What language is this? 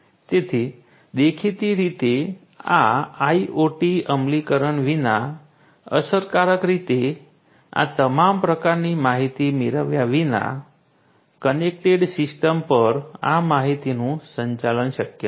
Gujarati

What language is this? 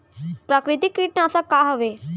Chhattisgarhi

